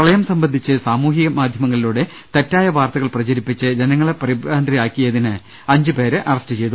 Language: Malayalam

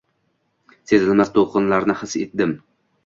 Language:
Uzbek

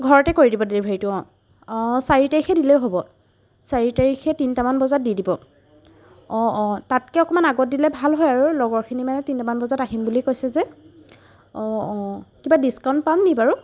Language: Assamese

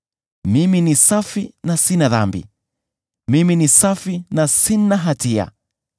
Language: Swahili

